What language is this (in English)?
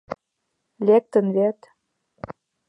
Mari